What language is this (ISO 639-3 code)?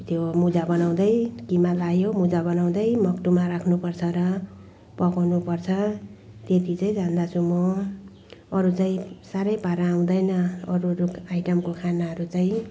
nep